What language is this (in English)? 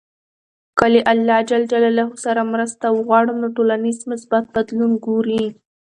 Pashto